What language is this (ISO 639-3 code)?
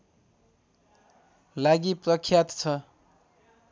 nep